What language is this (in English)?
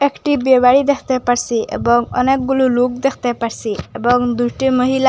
Bangla